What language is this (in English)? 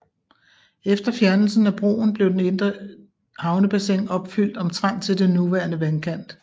Danish